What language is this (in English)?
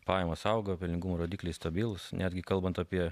Lithuanian